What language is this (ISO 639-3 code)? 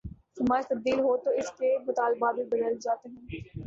urd